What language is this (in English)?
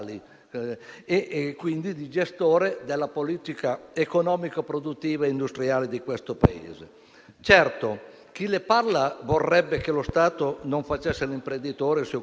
Italian